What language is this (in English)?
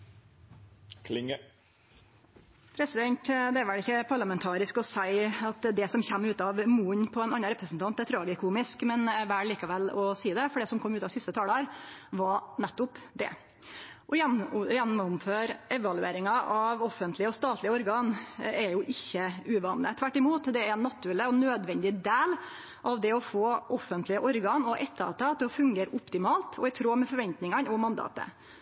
Norwegian